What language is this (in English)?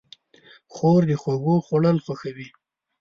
Pashto